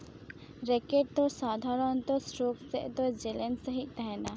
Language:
Santali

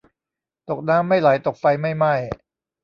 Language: Thai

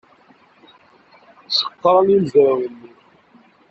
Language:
Kabyle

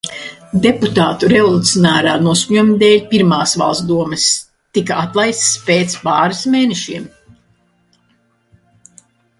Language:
Latvian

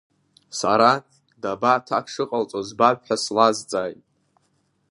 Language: Abkhazian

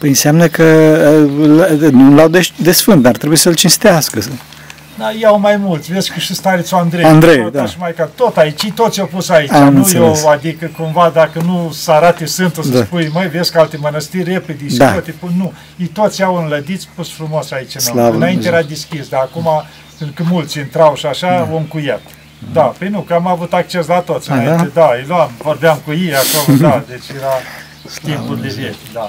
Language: Romanian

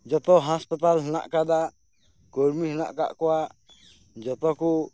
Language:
Santali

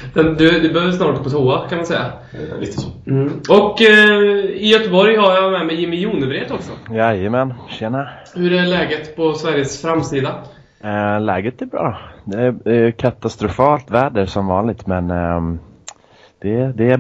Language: Swedish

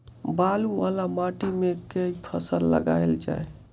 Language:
Maithili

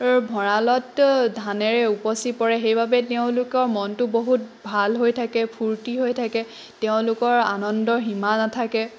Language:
Assamese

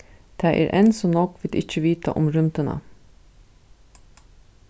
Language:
Faroese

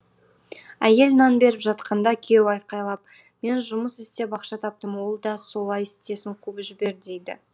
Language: Kazakh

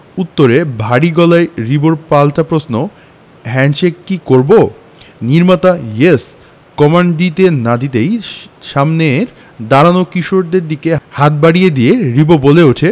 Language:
Bangla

